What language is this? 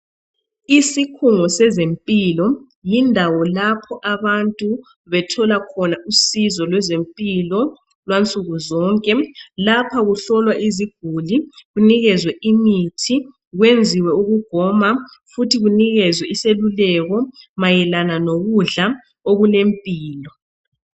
North Ndebele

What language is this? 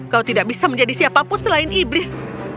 Indonesian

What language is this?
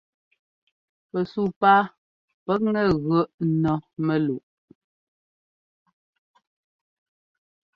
Ngomba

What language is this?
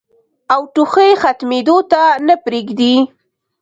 Pashto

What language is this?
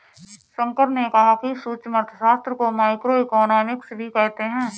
Hindi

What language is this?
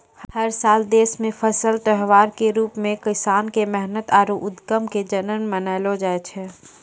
Maithili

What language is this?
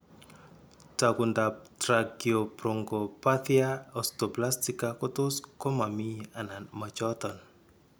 Kalenjin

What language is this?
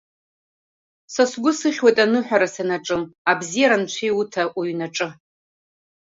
Abkhazian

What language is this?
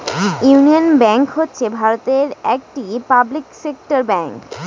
Bangla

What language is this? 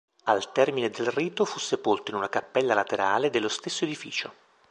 Italian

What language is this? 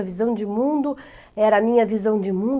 Portuguese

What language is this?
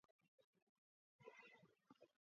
Georgian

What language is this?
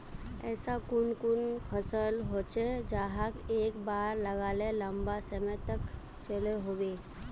Magahi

